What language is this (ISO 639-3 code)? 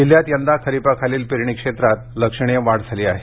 mar